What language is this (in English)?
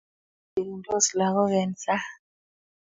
Kalenjin